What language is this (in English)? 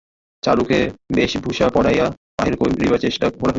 Bangla